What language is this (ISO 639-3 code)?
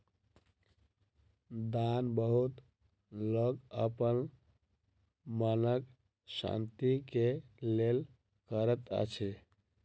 mai